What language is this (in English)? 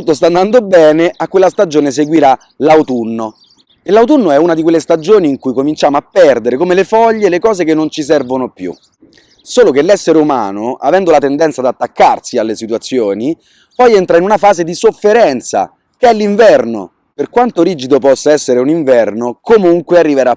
Italian